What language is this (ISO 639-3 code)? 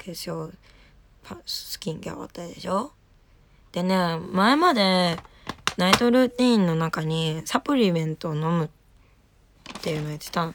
jpn